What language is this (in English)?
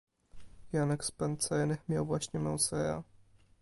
Polish